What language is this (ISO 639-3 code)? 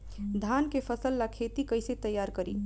bho